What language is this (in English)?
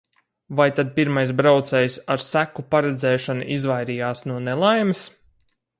Latvian